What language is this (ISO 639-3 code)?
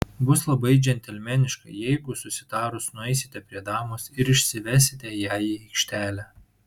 lit